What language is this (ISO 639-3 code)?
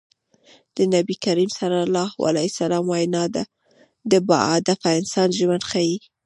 pus